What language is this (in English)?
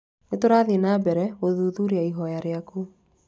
Kikuyu